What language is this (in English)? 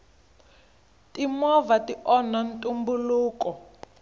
Tsonga